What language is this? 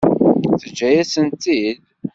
Kabyle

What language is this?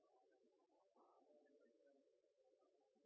Norwegian Bokmål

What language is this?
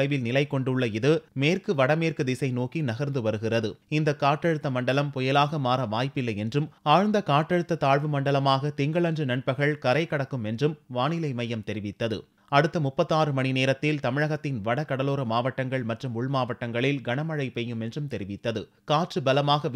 Turkish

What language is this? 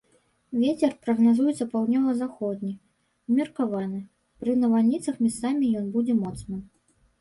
Belarusian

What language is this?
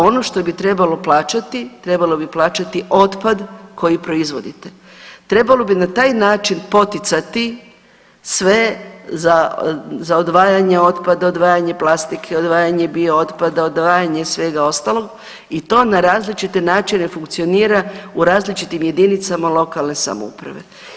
Croatian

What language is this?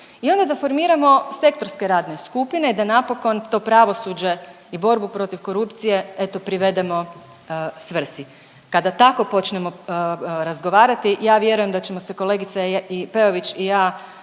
Croatian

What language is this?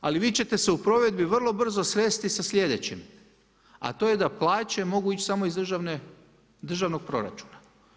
Croatian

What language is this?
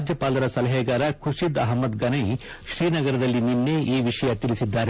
Kannada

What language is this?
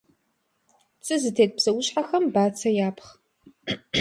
Kabardian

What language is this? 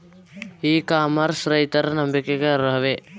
Kannada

